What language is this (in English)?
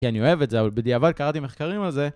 Hebrew